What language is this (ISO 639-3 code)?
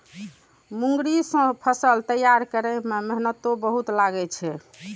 mai